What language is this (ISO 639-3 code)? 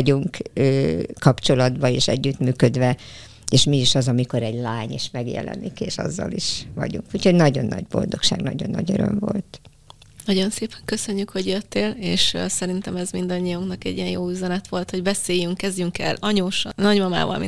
hun